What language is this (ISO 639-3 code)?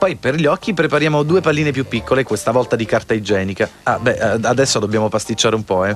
ita